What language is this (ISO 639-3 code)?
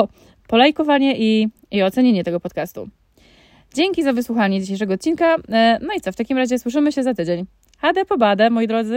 pol